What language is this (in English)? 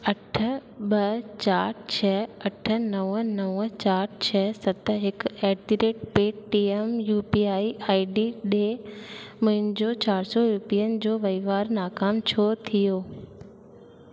Sindhi